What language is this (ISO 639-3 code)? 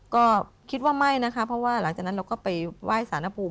tha